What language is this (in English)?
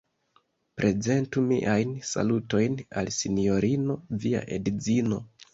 Esperanto